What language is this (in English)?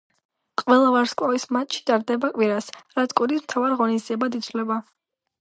Georgian